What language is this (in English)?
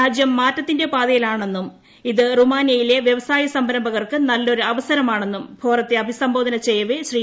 Malayalam